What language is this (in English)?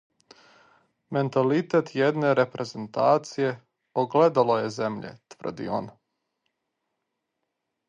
Serbian